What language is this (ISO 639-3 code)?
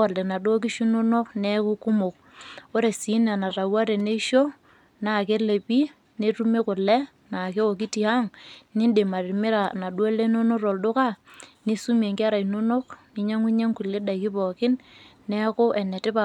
mas